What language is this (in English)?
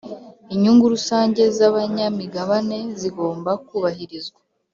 Kinyarwanda